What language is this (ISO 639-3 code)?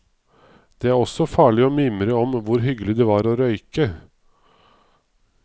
nor